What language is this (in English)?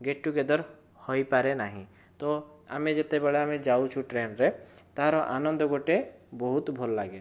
Odia